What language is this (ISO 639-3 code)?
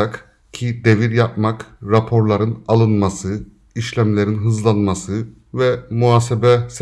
tur